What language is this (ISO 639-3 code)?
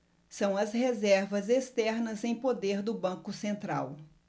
por